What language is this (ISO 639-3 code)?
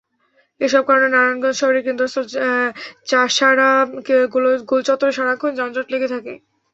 ben